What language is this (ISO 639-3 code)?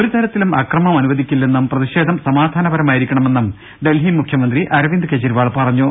mal